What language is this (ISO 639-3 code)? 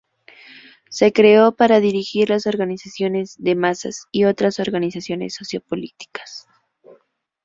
spa